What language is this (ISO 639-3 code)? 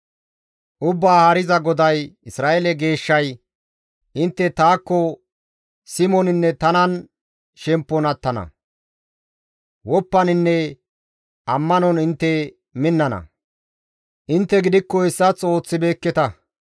gmv